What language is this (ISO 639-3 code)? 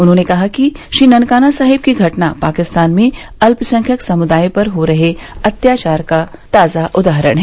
hin